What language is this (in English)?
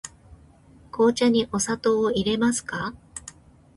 Japanese